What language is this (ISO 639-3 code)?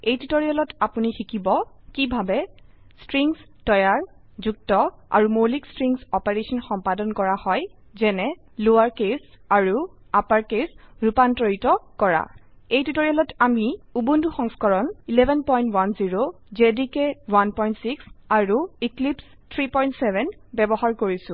asm